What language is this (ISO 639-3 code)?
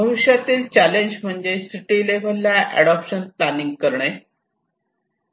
mar